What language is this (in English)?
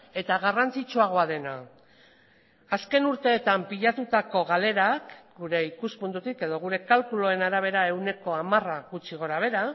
Basque